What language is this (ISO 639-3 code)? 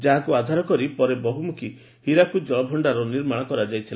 ori